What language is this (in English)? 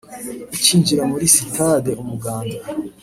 Kinyarwanda